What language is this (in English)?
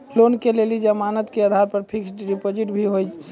Maithili